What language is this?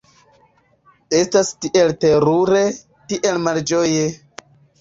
Esperanto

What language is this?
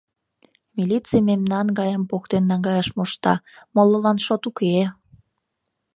Mari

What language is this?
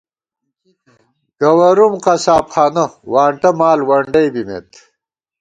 Gawar-Bati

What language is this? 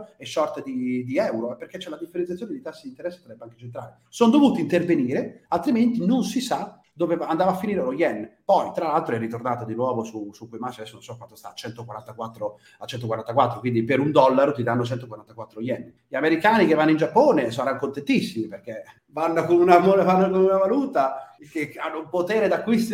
Italian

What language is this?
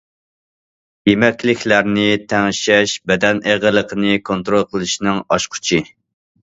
Uyghur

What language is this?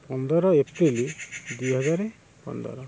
Odia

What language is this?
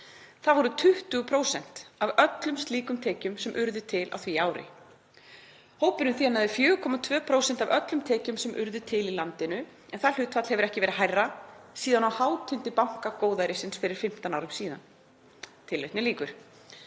Icelandic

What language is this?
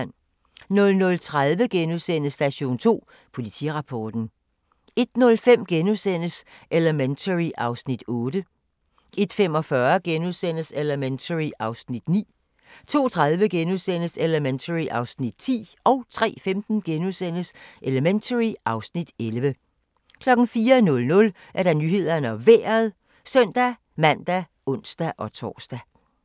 Danish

